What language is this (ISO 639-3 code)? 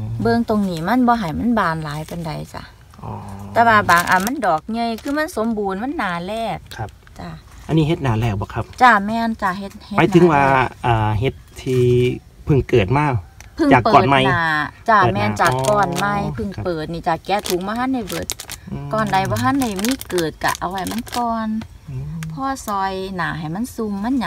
tha